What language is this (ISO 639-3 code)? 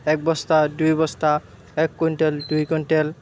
asm